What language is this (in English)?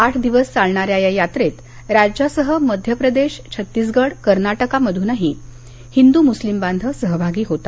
Marathi